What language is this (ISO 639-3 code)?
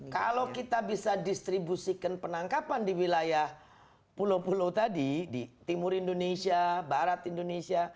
ind